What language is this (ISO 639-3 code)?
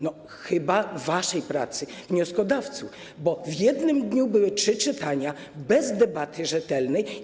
pol